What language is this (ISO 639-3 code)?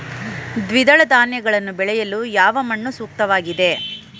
kan